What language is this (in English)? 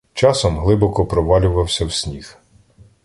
Ukrainian